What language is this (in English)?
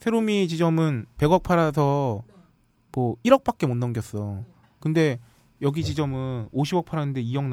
Korean